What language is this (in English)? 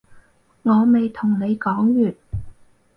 Cantonese